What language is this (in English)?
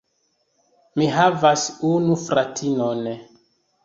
Esperanto